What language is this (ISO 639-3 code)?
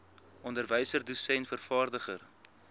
afr